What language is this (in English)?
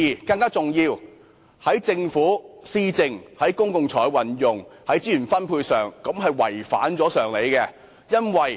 Cantonese